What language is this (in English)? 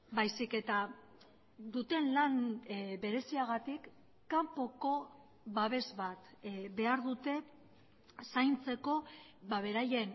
Basque